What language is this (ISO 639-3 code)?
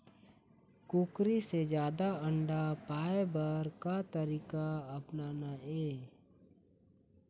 hne